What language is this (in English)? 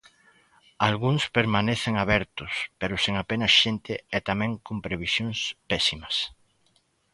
Galician